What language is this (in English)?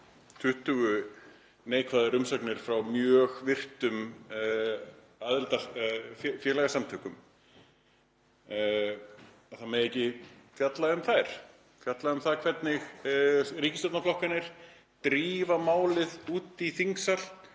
Icelandic